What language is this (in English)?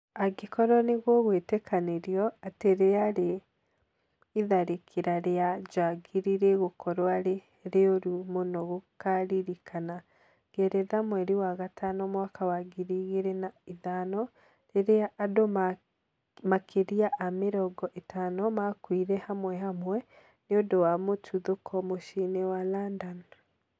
Kikuyu